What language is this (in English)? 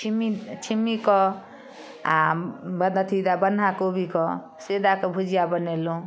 Maithili